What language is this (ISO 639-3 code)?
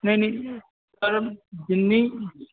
pan